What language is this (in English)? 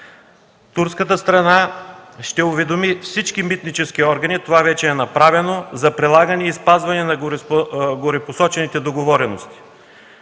Bulgarian